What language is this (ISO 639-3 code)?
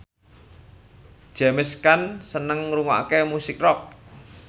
jav